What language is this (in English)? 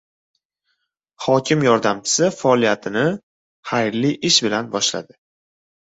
Uzbek